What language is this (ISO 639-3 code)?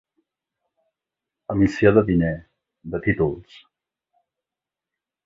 cat